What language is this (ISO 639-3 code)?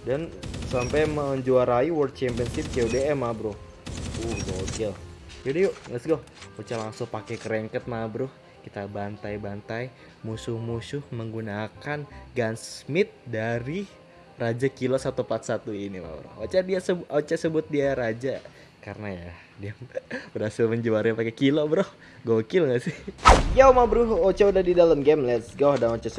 ind